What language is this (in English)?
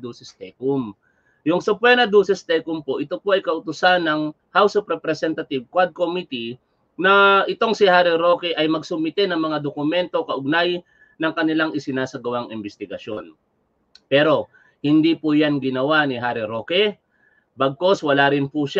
Filipino